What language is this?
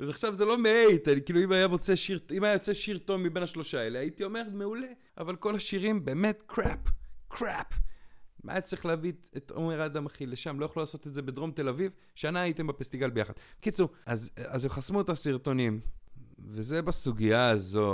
Hebrew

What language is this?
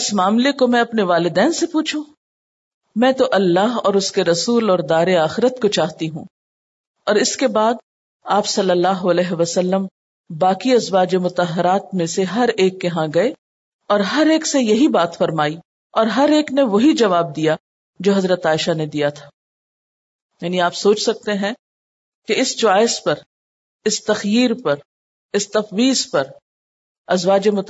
Urdu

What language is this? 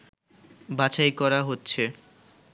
Bangla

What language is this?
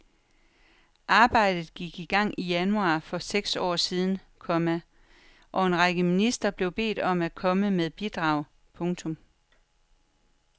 Danish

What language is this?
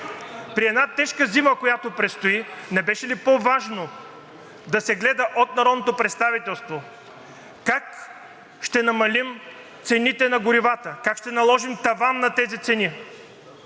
Bulgarian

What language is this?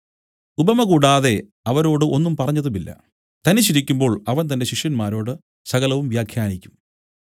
Malayalam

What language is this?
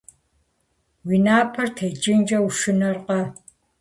Kabardian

